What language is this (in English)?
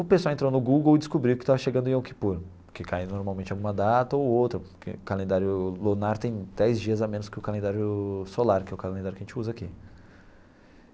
Portuguese